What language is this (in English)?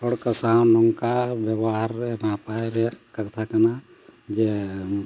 Santali